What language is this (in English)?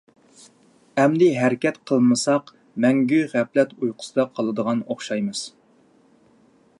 Uyghur